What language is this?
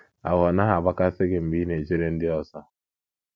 Igbo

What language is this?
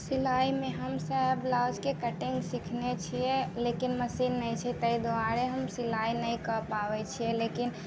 Maithili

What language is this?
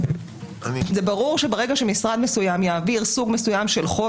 Hebrew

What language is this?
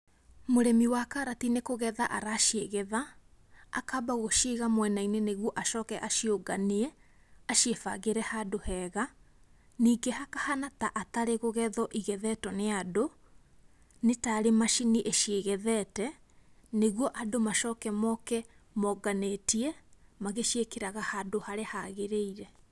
Kikuyu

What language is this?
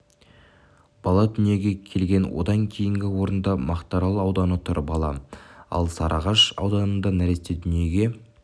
Kazakh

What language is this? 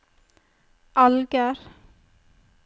Norwegian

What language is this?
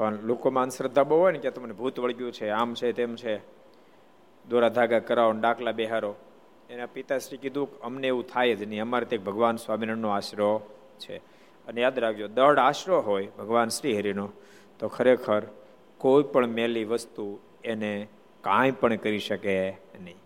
Gujarati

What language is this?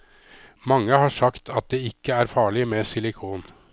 Norwegian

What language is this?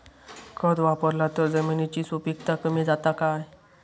Marathi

